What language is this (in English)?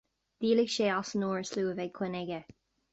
Irish